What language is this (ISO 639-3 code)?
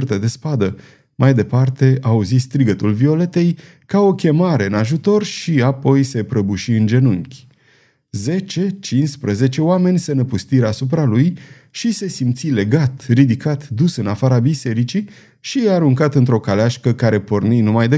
ron